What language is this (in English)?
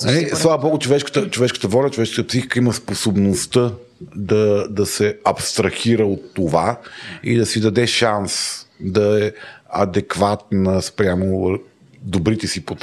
Bulgarian